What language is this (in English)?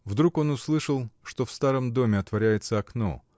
Russian